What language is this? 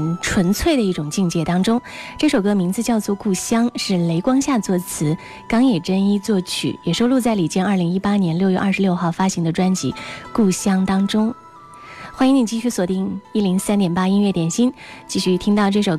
Chinese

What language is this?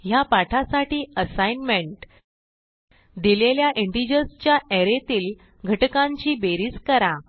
Marathi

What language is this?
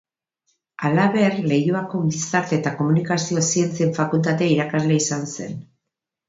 Basque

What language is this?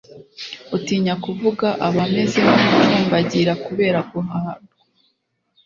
Kinyarwanda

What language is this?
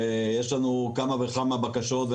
Hebrew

